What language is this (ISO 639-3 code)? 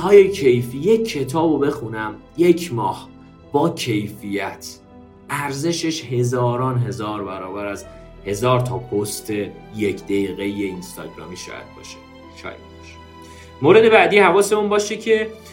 fas